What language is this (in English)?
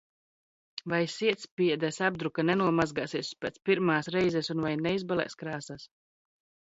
Latvian